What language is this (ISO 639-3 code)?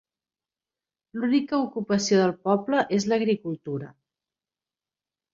cat